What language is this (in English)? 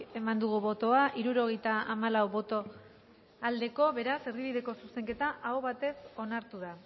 Basque